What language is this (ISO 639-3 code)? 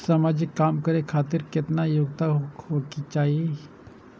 mai